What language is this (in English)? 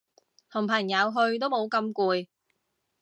Cantonese